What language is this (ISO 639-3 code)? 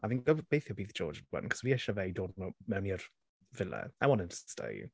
cym